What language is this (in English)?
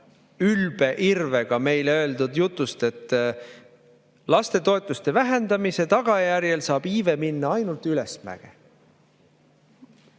Estonian